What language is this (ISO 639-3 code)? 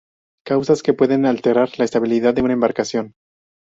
spa